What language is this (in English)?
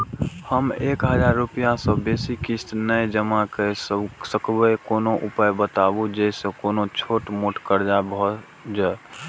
Maithili